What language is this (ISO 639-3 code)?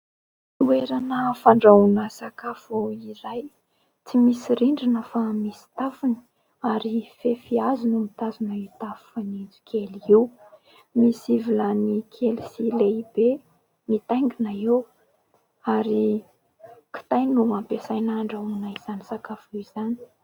mlg